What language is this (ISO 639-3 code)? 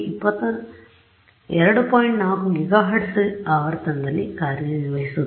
kan